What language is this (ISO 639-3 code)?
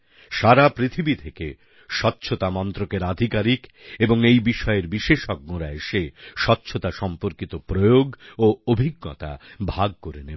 ben